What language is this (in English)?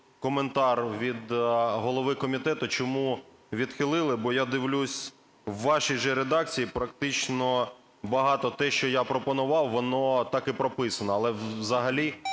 Ukrainian